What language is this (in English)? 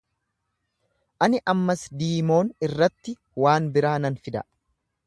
Oromo